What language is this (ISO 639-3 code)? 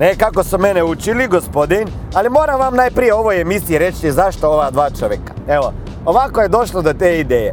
hrv